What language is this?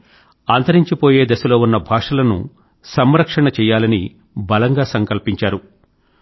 Telugu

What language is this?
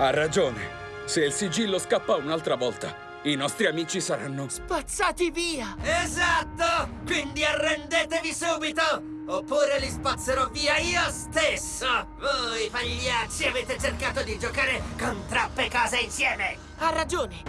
Italian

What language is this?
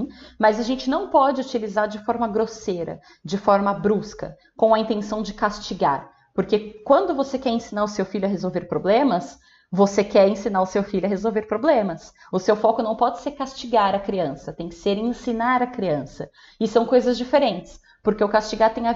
Portuguese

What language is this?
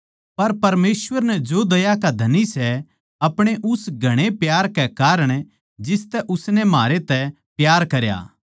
Haryanvi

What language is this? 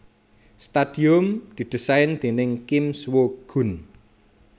Javanese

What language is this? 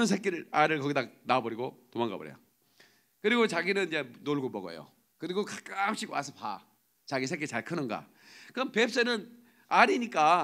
Korean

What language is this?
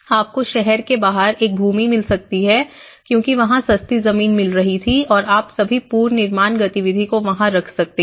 Hindi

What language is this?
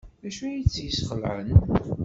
Kabyle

